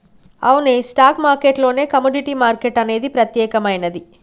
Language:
Telugu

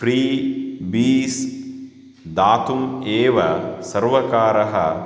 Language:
Sanskrit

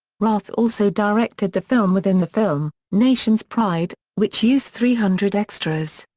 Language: English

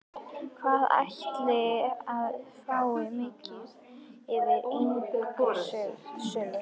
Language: Icelandic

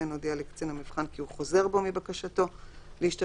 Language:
Hebrew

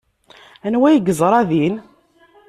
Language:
Kabyle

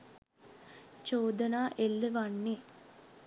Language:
Sinhala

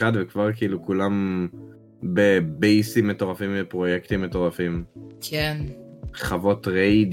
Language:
Hebrew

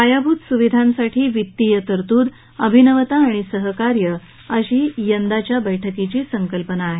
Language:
Marathi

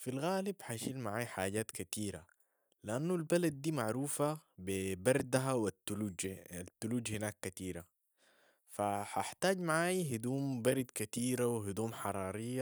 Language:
Sudanese Arabic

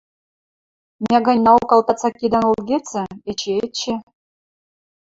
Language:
Western Mari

